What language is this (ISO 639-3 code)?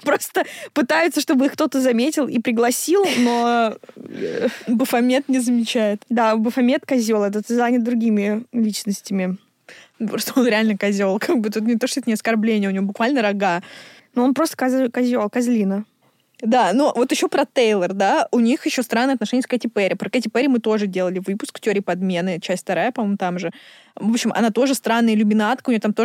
rus